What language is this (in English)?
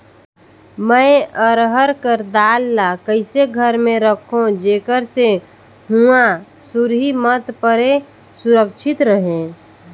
Chhattisgarhi